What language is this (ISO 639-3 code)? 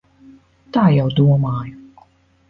lav